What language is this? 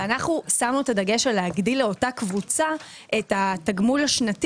Hebrew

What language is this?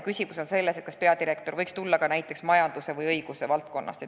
Estonian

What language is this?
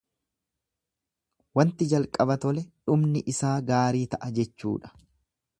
Oromo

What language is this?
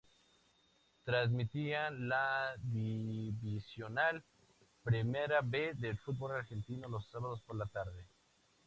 Spanish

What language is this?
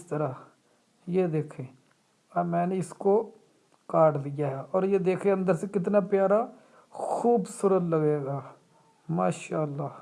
Urdu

